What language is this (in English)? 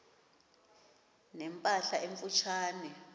Xhosa